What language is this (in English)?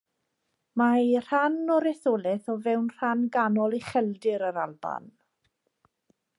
Welsh